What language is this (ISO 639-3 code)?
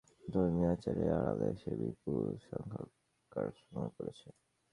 ben